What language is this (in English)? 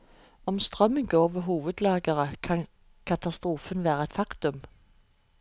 Norwegian